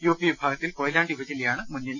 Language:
Malayalam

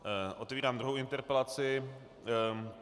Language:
Czech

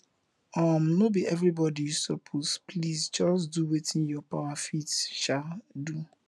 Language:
Nigerian Pidgin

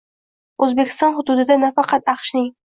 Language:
Uzbek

